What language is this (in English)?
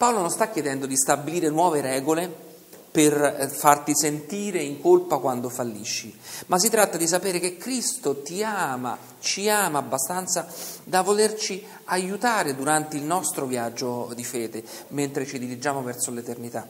Italian